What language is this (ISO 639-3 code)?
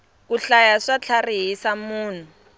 tso